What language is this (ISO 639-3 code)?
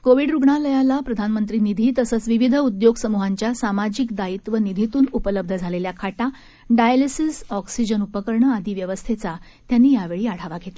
mar